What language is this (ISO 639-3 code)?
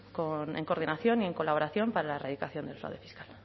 spa